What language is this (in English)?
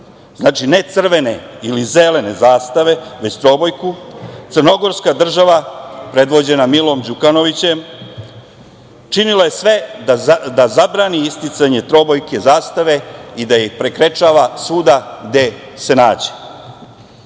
Serbian